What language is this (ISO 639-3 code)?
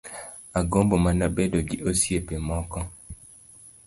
luo